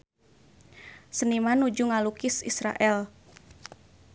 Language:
Sundanese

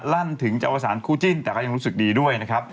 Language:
Thai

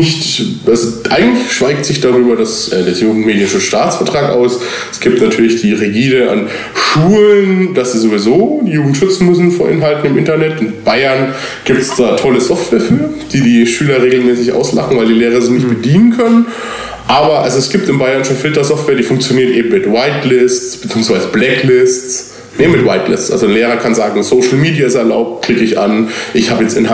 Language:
German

